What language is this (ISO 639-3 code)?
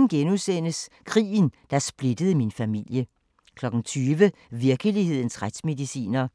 dan